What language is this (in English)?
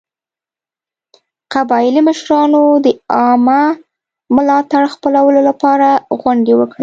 Pashto